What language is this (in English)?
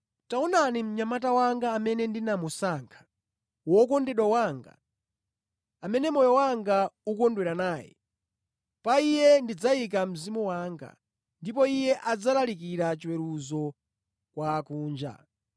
Nyanja